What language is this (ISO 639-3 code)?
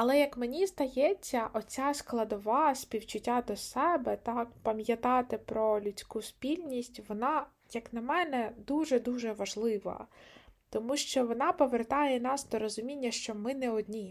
ukr